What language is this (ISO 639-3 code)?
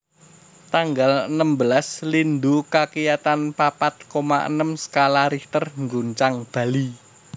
jav